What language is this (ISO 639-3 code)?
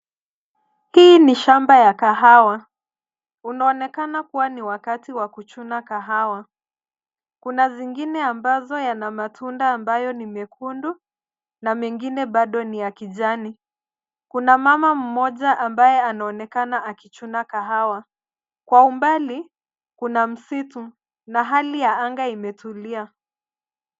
swa